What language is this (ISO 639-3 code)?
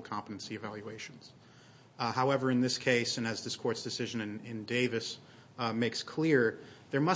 eng